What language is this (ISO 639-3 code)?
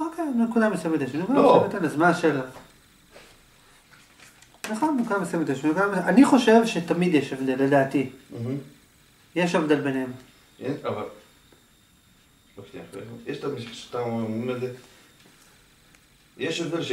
heb